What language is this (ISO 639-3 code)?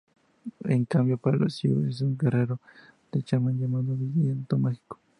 spa